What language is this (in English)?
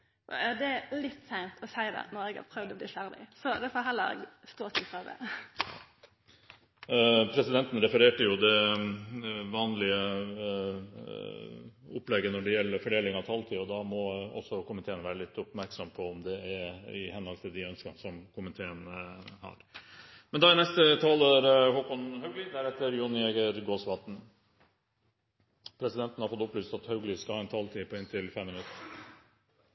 Norwegian